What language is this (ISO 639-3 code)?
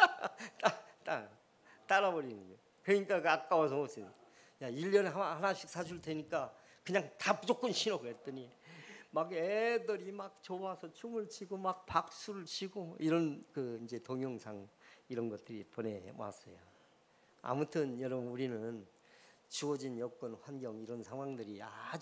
kor